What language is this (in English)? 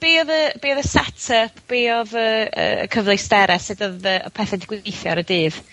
Welsh